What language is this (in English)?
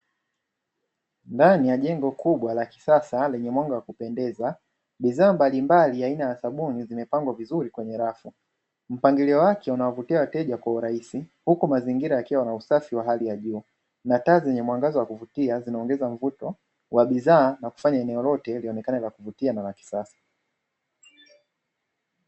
Swahili